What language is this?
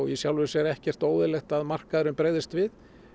Icelandic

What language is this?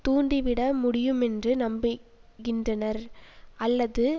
Tamil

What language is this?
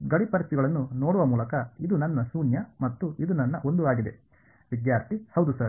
Kannada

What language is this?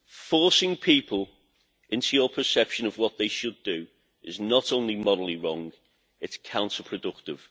English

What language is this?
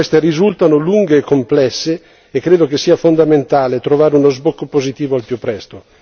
Italian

